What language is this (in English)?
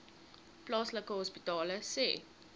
Afrikaans